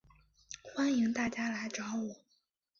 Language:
Chinese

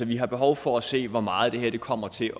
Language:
Danish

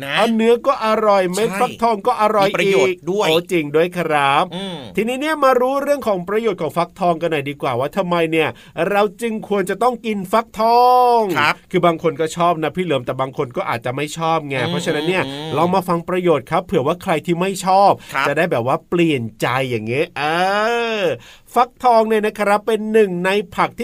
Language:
Thai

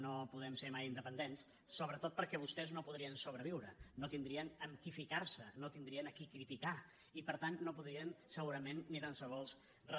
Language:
Catalan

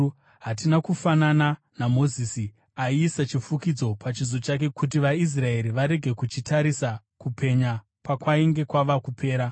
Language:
Shona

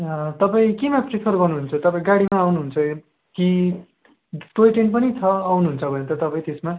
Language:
Nepali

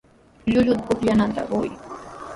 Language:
Sihuas Ancash Quechua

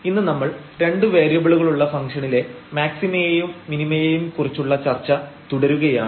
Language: Malayalam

